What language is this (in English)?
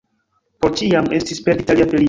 Esperanto